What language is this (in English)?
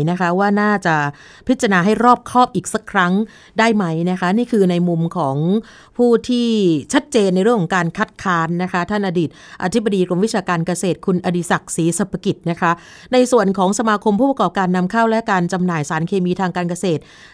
Thai